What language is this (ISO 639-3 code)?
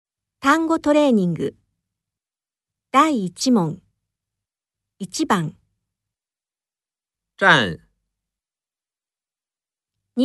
jpn